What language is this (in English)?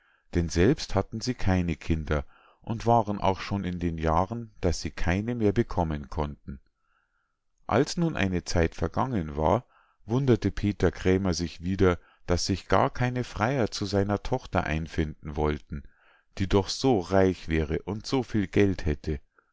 German